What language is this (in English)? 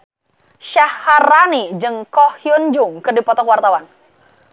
Sundanese